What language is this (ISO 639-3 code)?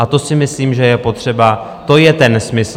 ces